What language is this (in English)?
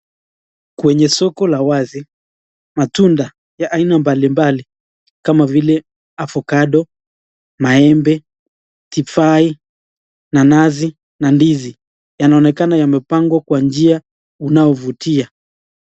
Swahili